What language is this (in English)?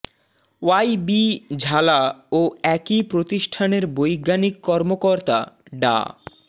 Bangla